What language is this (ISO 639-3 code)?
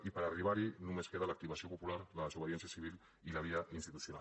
cat